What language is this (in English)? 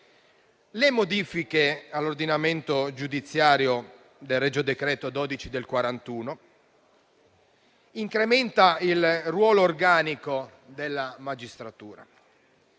Italian